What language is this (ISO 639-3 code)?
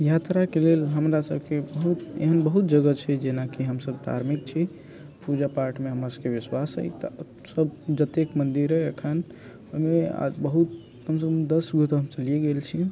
mai